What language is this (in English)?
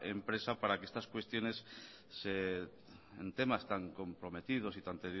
Spanish